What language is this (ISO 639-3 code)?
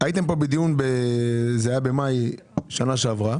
heb